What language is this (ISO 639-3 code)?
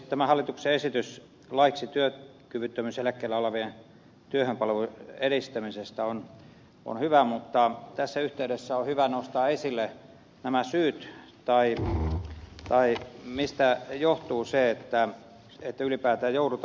fin